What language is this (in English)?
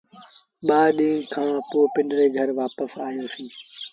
Sindhi Bhil